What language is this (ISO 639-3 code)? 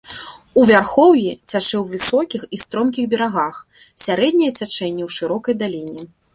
bel